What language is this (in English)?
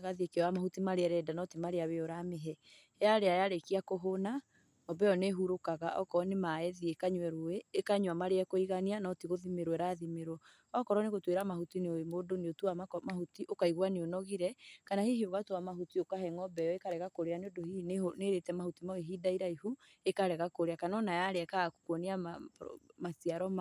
Kikuyu